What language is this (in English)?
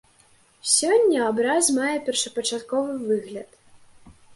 Belarusian